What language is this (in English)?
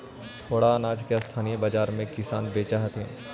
Magahi